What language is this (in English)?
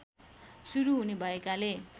Nepali